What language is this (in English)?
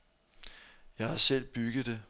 Danish